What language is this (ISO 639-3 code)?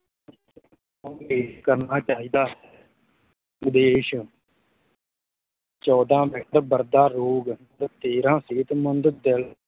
pan